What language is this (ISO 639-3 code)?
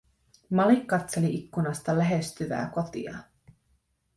fin